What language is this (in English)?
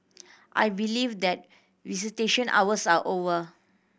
English